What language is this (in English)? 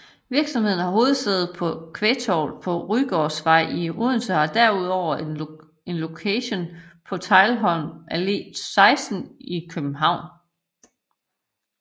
Danish